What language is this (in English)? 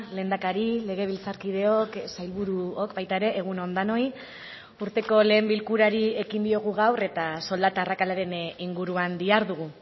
Basque